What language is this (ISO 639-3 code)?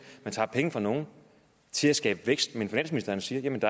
dan